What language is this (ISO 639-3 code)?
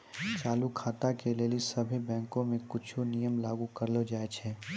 mai